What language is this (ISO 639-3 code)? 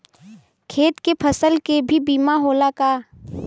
bho